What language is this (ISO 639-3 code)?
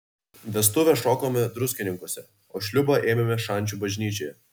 lit